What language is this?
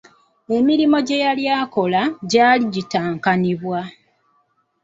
Ganda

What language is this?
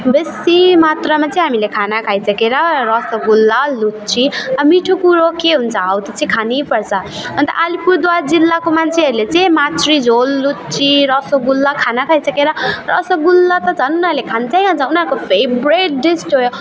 Nepali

